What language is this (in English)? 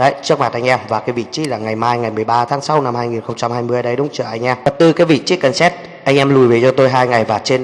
Vietnamese